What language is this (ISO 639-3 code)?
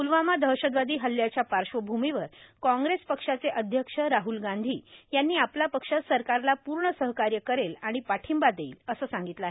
mar